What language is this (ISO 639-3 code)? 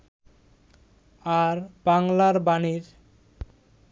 ben